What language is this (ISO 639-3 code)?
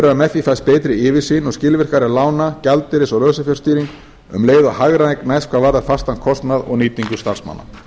isl